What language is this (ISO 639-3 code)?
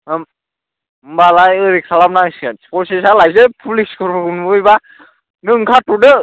brx